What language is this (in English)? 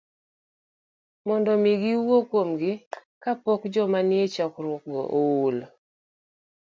Luo (Kenya and Tanzania)